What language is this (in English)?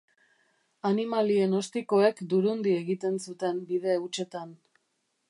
Basque